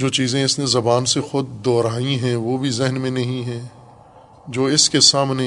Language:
Urdu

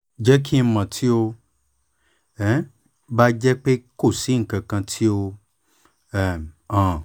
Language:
Yoruba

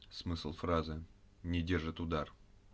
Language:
Russian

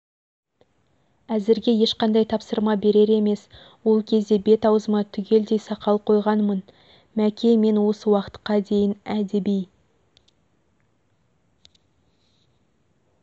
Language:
Kazakh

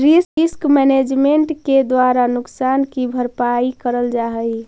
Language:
Magahi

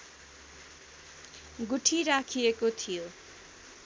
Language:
Nepali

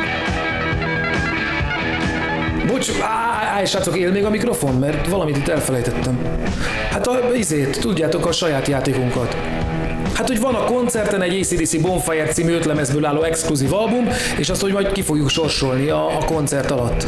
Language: Hungarian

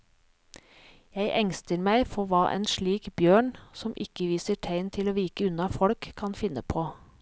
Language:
Norwegian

